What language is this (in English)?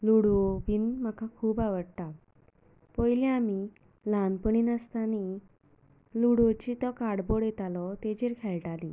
Konkani